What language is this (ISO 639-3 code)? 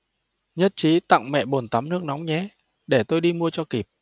vie